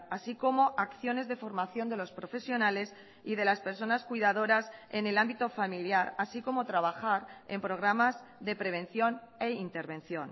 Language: Spanish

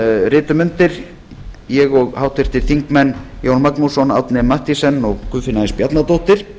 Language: Icelandic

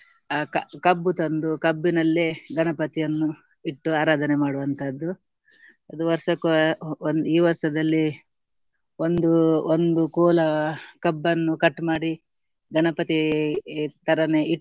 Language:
Kannada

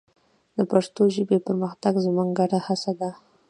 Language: Pashto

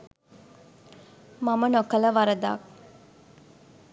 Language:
Sinhala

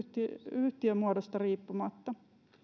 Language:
Finnish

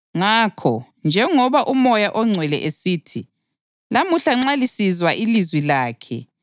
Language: North Ndebele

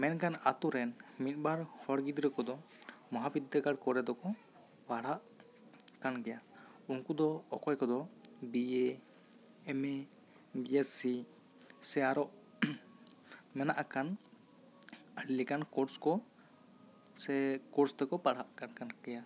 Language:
Santali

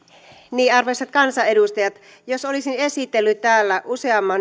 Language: Finnish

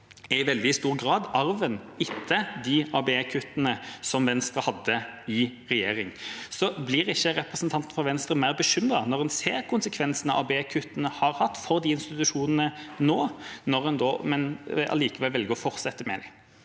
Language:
Norwegian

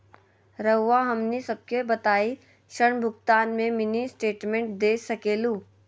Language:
Magahi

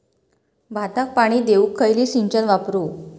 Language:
Marathi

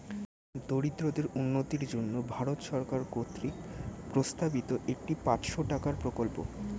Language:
Bangla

